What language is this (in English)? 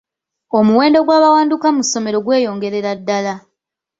Ganda